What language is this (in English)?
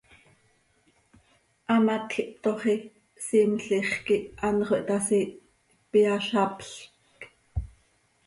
Seri